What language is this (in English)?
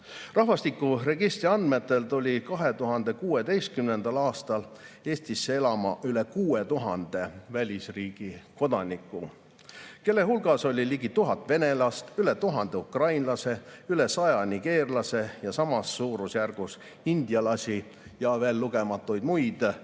Estonian